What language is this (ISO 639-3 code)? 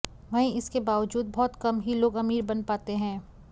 hin